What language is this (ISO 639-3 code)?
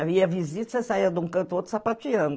por